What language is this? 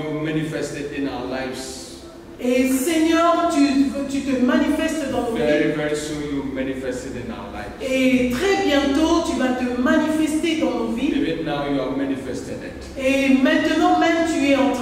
French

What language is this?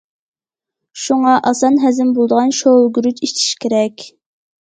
Uyghur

